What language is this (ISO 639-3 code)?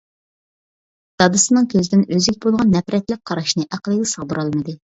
uig